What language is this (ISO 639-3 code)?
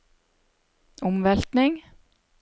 nor